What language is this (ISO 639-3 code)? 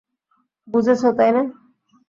ben